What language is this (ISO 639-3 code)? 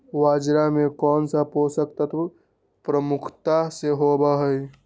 mag